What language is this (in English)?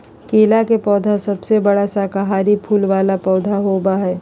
Magahi